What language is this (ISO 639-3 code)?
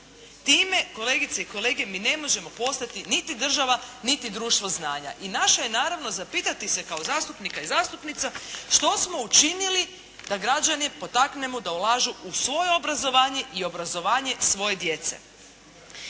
hrv